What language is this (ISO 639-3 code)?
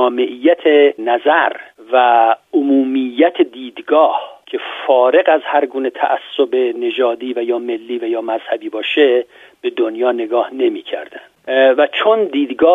fas